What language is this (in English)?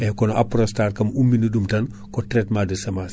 Fula